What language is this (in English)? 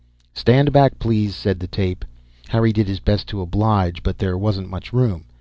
English